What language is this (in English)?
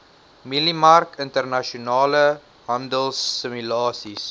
Afrikaans